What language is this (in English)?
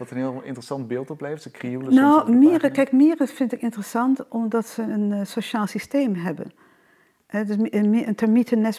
Dutch